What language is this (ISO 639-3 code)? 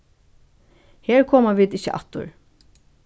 fao